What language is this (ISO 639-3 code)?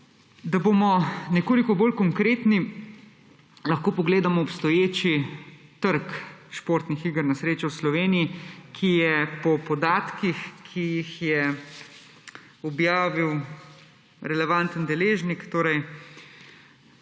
slv